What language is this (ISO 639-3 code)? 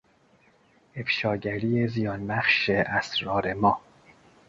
fas